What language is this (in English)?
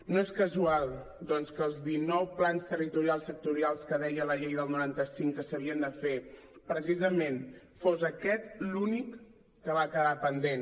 Catalan